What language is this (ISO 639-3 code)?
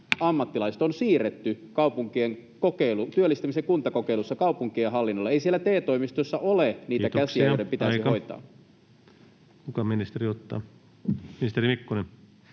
fin